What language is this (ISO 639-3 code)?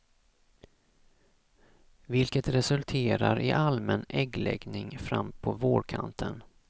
swe